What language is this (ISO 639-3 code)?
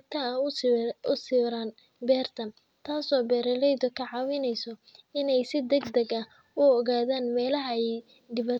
som